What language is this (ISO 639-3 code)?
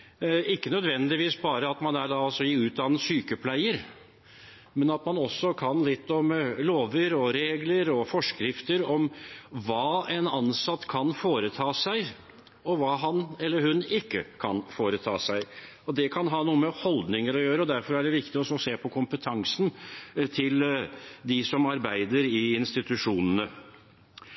nob